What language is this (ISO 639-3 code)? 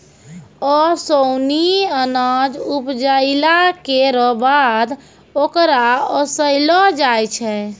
mai